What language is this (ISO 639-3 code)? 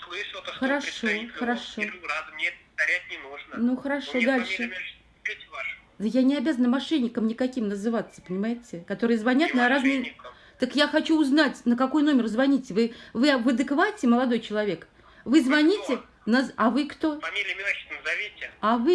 rus